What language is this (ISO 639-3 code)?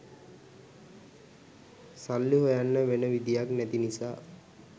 sin